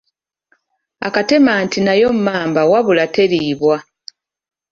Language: Ganda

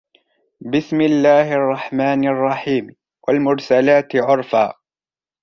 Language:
Arabic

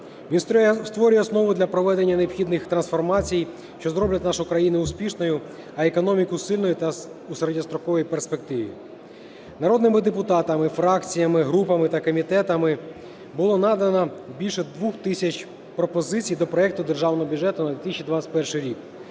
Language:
Ukrainian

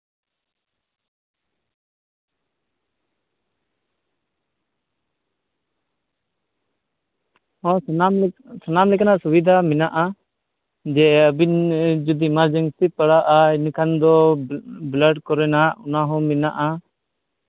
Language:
Santali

